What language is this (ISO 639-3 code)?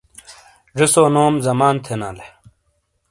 scl